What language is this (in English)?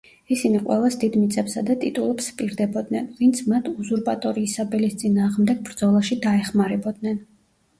Georgian